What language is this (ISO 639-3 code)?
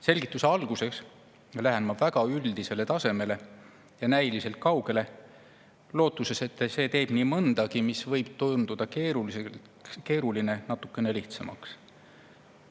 est